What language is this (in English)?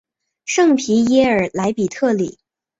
Chinese